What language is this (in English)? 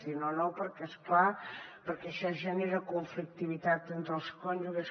Catalan